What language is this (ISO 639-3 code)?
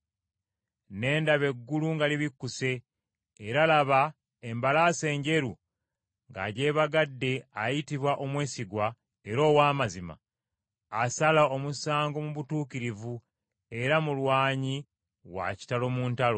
lug